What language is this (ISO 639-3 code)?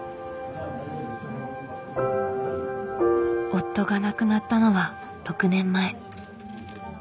jpn